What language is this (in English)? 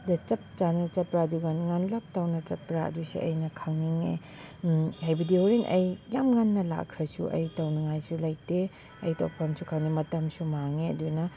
Manipuri